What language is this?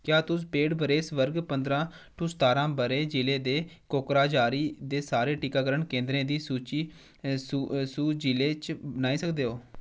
Dogri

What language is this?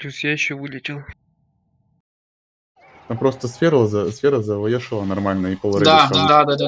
Russian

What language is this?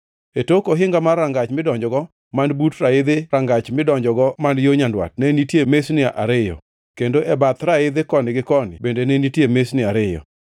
Luo (Kenya and Tanzania)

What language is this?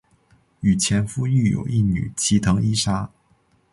Chinese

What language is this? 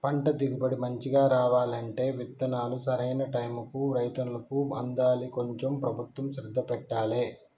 Telugu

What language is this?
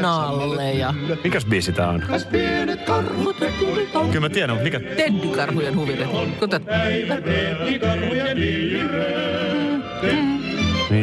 Finnish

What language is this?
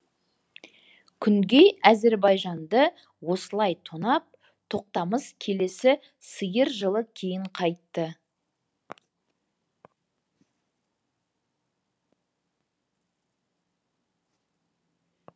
Kazakh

